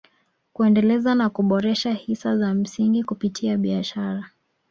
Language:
Swahili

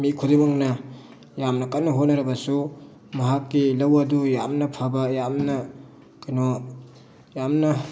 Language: Manipuri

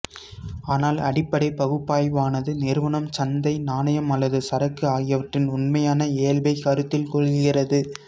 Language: Tamil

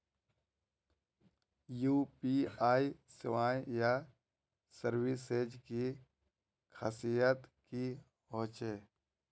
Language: Magahi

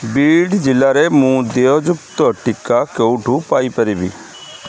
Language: Odia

